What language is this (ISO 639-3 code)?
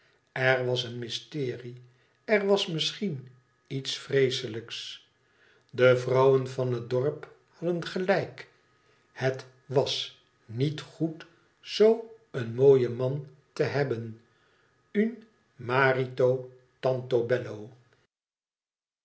nld